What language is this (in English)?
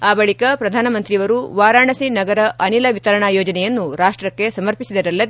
Kannada